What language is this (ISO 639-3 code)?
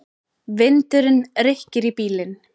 isl